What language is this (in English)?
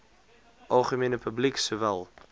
Afrikaans